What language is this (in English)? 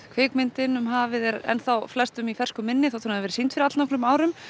Icelandic